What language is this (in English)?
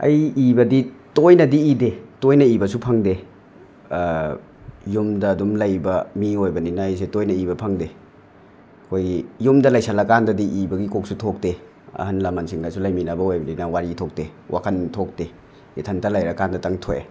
Manipuri